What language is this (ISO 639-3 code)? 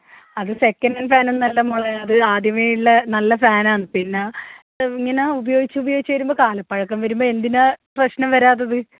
mal